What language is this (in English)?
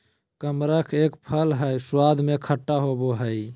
Magahi